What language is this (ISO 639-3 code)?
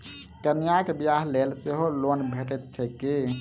mai